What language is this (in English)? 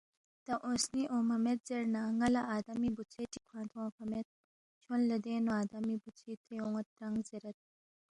Balti